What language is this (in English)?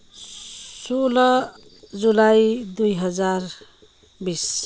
Nepali